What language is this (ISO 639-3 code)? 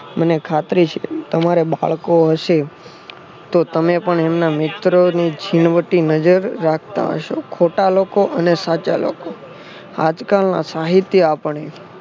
guj